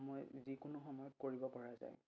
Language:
Assamese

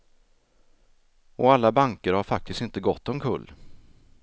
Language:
Swedish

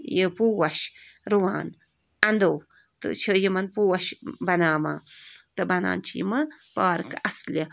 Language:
Kashmiri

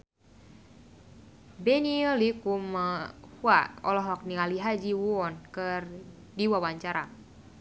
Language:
Sundanese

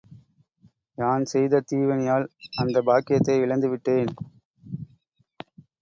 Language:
Tamil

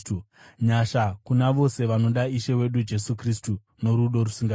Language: Shona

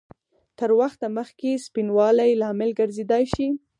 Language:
Pashto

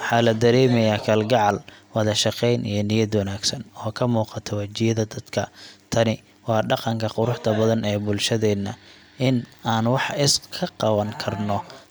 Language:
Somali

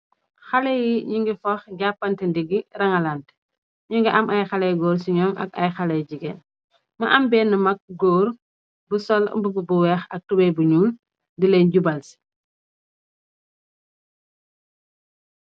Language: Wolof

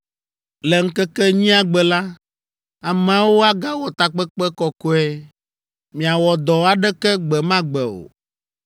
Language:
Ewe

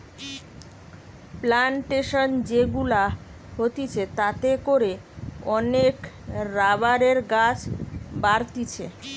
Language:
Bangla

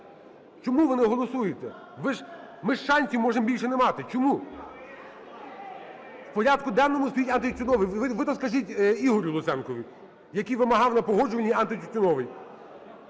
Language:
Ukrainian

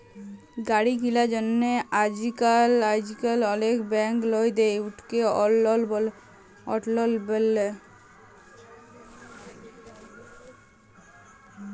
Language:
Bangla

